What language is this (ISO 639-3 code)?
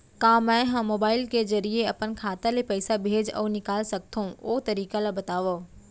hne